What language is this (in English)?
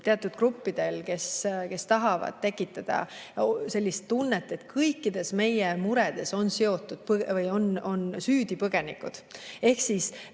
Estonian